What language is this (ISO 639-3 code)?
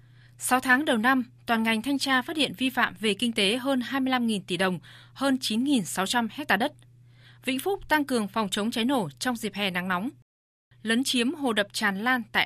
vie